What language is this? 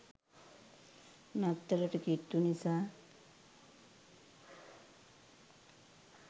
Sinhala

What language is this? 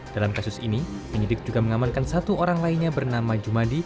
Indonesian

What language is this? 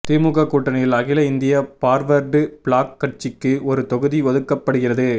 Tamil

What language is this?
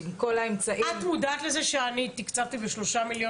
Hebrew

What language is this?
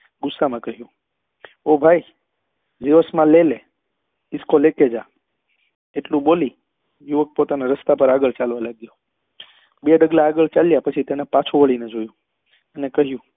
Gujarati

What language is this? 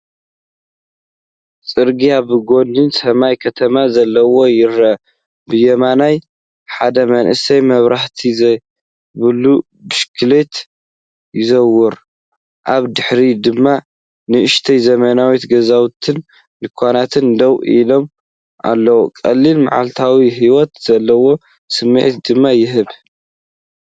Tigrinya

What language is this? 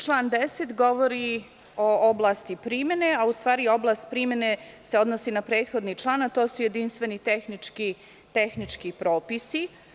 Serbian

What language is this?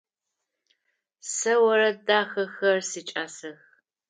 Adyghe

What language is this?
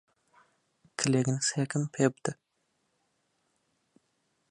Central Kurdish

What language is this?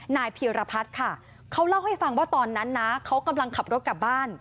Thai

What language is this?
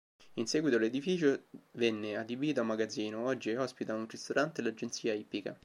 Italian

